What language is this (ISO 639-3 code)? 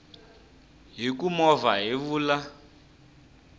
tso